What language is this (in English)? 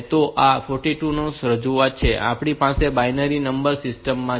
Gujarati